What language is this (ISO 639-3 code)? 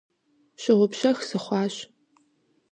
kbd